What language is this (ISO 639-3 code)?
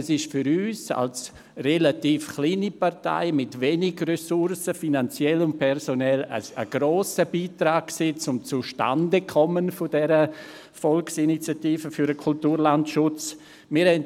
gsw